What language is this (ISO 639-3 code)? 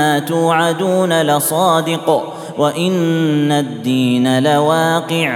ara